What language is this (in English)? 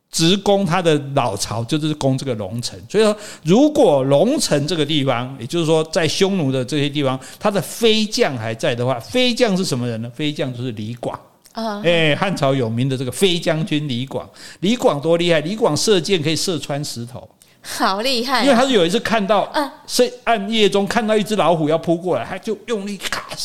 Chinese